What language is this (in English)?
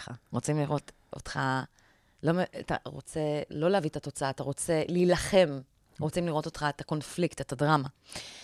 Hebrew